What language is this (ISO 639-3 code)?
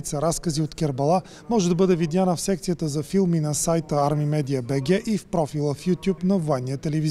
bul